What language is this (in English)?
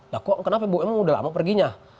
Indonesian